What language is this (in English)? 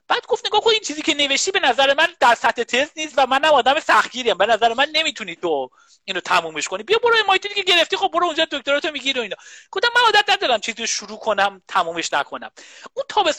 Persian